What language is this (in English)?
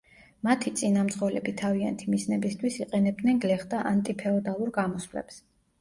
Georgian